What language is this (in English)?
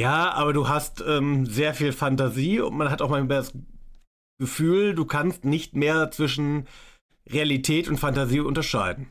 German